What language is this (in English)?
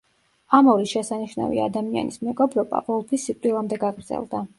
Georgian